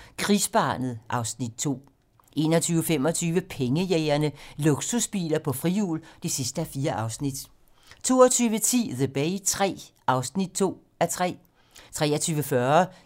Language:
Danish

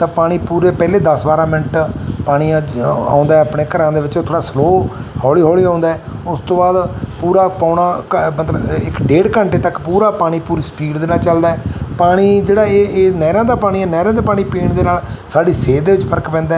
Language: Punjabi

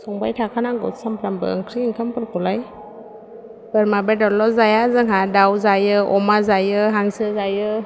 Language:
Bodo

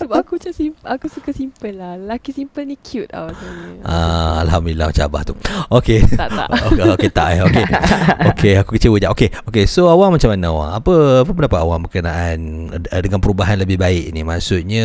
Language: Malay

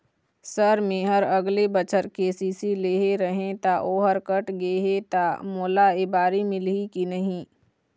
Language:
Chhattisgarhi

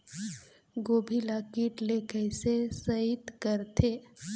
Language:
Chhattisgarhi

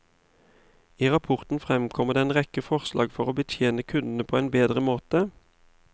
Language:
Norwegian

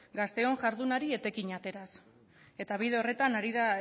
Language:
Basque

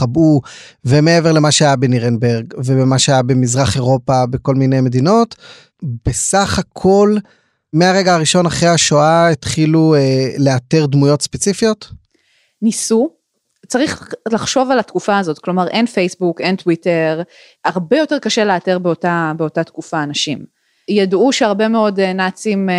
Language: Hebrew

